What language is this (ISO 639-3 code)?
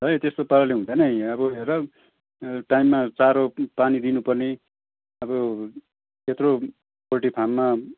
nep